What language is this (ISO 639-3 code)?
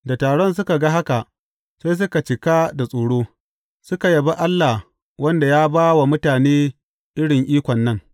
hau